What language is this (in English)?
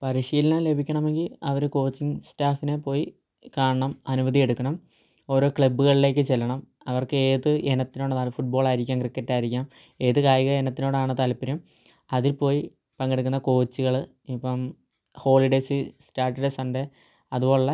Malayalam